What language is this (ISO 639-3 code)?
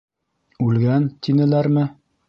bak